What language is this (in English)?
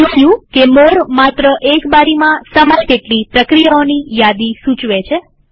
Gujarati